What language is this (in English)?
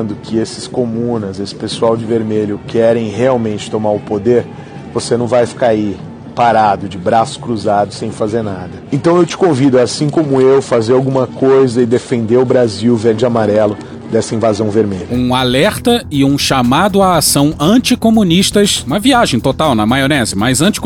Portuguese